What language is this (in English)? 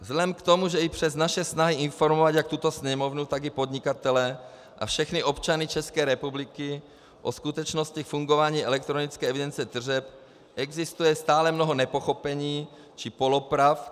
Czech